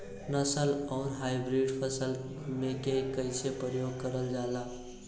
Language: Bhojpuri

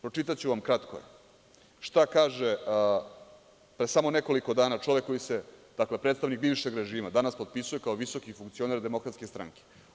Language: Serbian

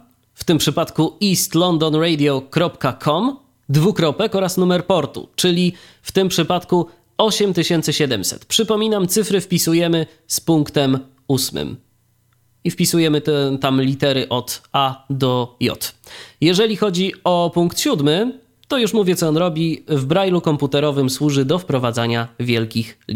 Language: Polish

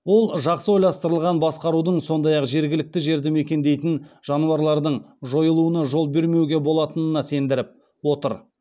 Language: Kazakh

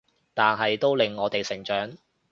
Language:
Cantonese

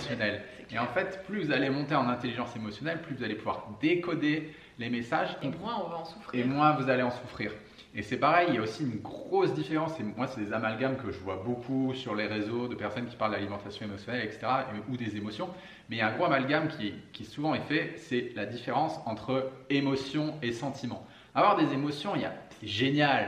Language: French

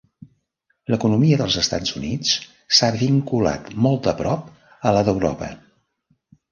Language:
Catalan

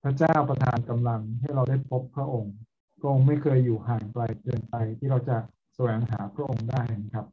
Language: Thai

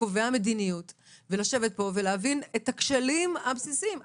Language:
Hebrew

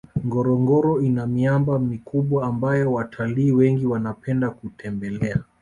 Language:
Swahili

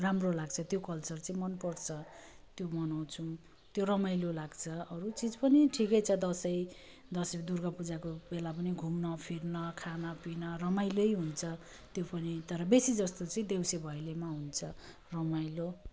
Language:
Nepali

